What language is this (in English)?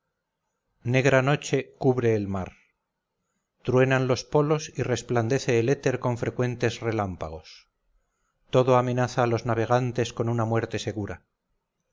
Spanish